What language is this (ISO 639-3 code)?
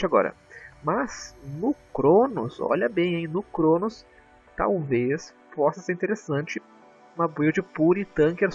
por